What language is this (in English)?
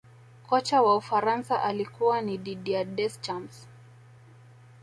Swahili